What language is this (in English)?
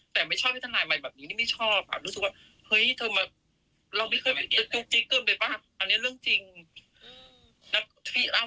Thai